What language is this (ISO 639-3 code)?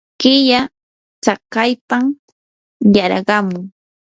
qur